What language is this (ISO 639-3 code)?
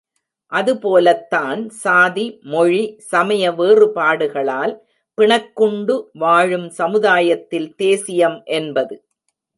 tam